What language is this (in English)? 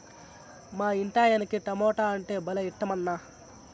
Telugu